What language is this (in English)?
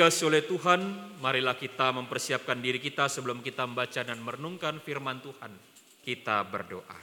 Indonesian